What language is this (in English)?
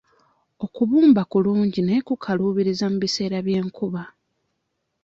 Ganda